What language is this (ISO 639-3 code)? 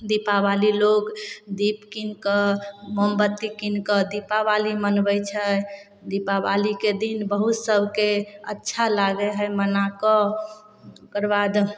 mai